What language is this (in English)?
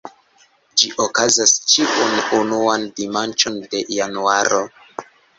Esperanto